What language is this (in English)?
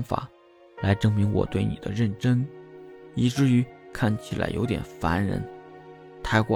Chinese